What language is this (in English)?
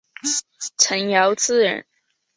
Chinese